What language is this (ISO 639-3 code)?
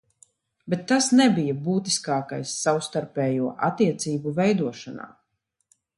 lav